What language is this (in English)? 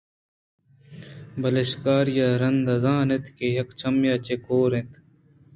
Eastern Balochi